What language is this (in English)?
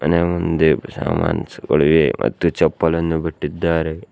Kannada